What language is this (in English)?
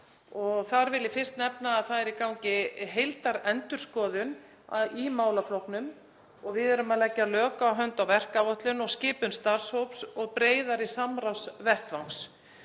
Icelandic